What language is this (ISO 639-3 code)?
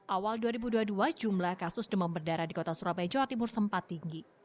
ind